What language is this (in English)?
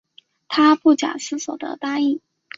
Chinese